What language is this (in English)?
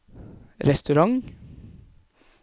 Norwegian